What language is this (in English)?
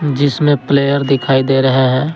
Hindi